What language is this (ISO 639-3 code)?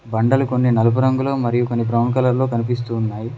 tel